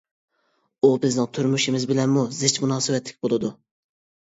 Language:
Uyghur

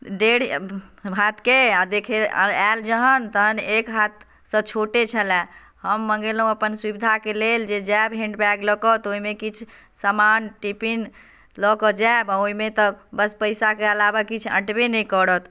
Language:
Maithili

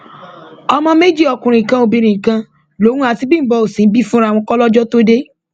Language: Yoruba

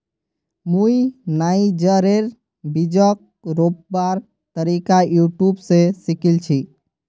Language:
Magahi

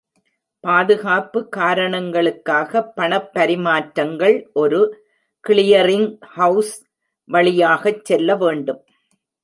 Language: Tamil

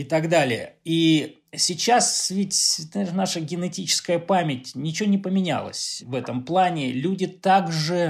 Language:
Russian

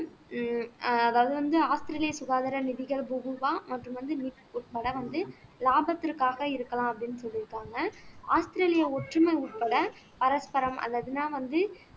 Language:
Tamil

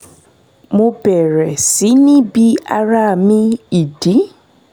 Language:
Yoruba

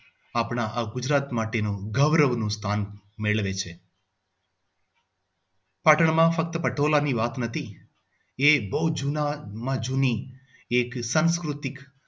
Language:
Gujarati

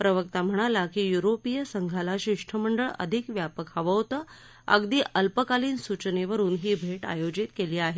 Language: Marathi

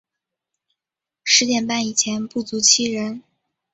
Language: Chinese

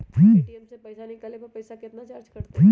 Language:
Magahi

